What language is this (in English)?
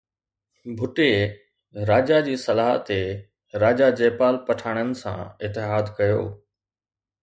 Sindhi